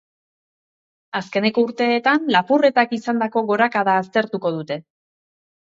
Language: Basque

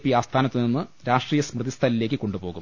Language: Malayalam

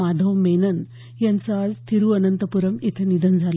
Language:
Marathi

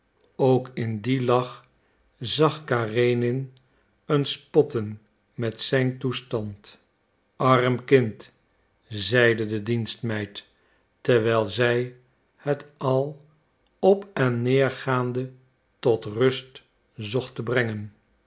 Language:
Dutch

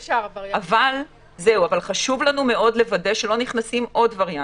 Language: Hebrew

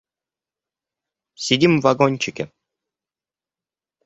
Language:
Russian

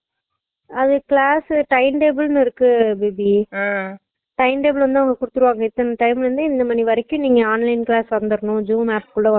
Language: Tamil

